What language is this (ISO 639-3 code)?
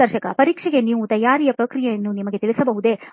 kan